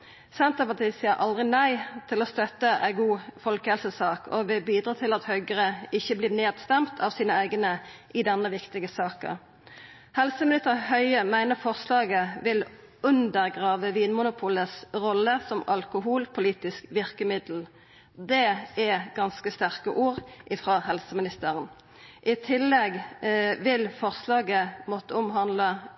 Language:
Norwegian Nynorsk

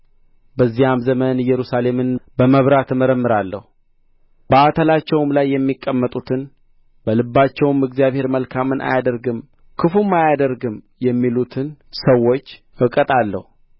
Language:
Amharic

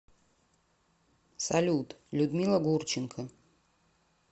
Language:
Russian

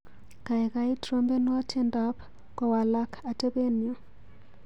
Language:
Kalenjin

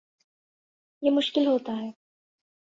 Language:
Urdu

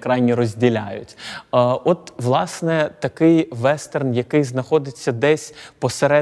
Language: Ukrainian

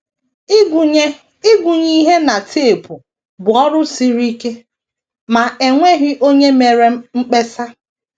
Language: Igbo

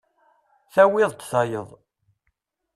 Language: Kabyle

